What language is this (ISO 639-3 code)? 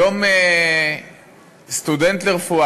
heb